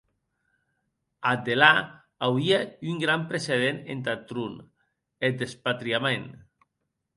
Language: Occitan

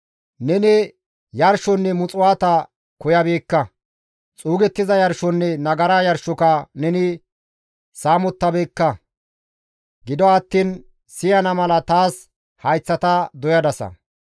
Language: Gamo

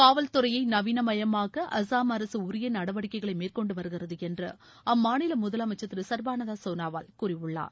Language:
Tamil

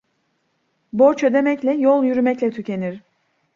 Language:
Turkish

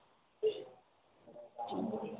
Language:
Maithili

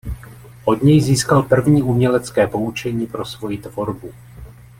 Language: Czech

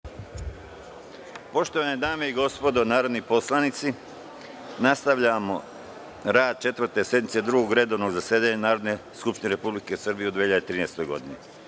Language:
Serbian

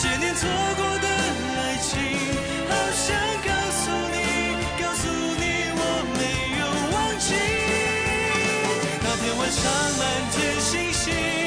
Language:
Chinese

